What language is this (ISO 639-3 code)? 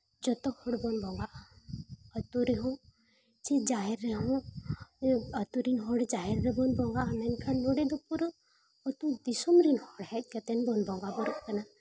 sat